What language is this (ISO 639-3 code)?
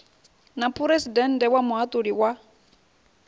ven